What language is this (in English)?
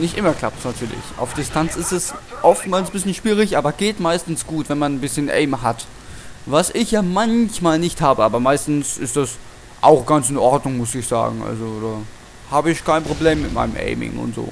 German